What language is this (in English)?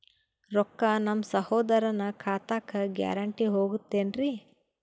Kannada